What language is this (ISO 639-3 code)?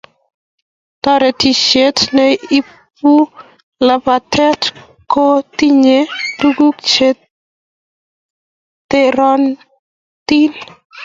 kln